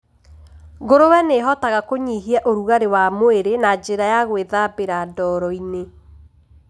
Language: Kikuyu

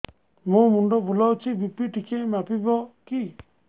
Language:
Odia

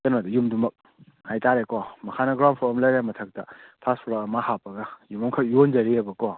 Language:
Manipuri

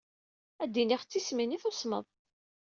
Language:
Kabyle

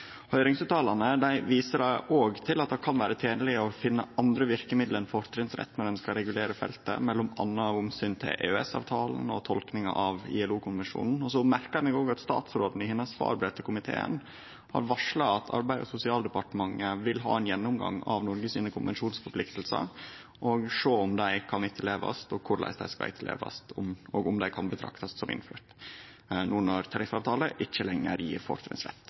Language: Norwegian Nynorsk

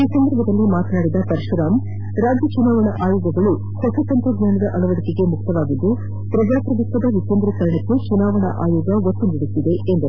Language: Kannada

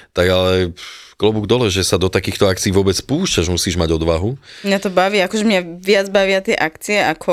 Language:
Slovak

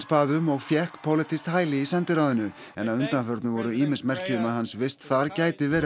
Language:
Icelandic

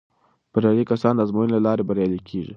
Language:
Pashto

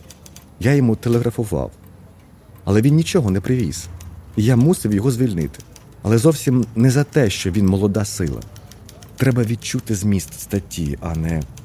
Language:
Ukrainian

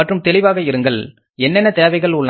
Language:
Tamil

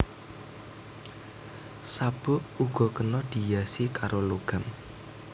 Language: Javanese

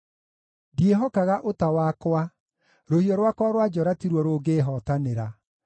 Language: Kikuyu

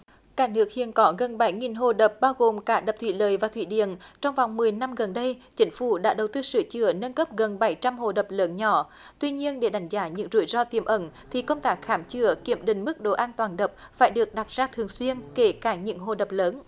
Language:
Vietnamese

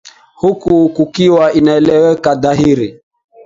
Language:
Swahili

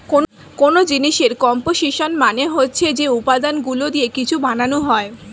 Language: Bangla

